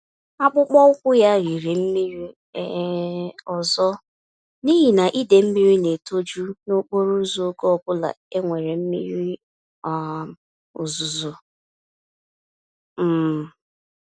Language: Igbo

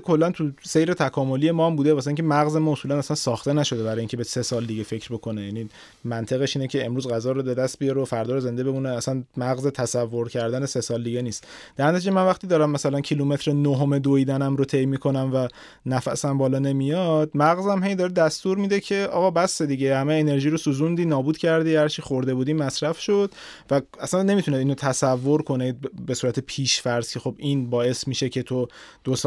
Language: Persian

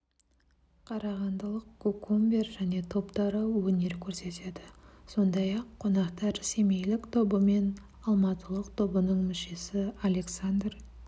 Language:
Kazakh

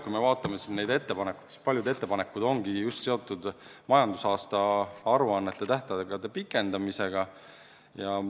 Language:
Estonian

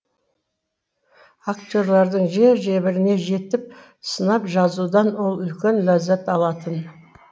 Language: Kazakh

